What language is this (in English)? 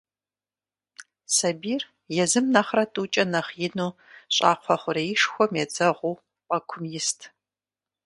Kabardian